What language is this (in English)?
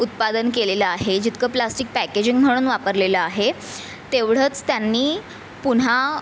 Marathi